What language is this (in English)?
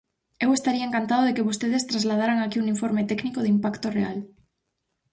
Galician